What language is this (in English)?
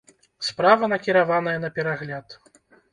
Belarusian